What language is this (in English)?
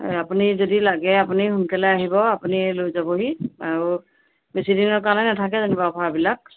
Assamese